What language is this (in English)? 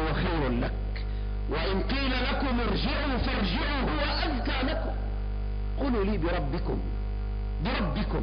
Arabic